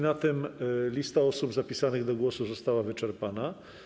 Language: Polish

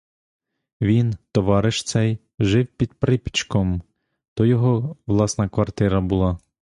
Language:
Ukrainian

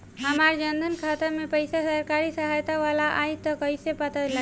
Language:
Bhojpuri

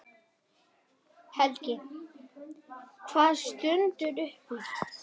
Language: Icelandic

